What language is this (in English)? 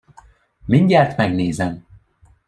Hungarian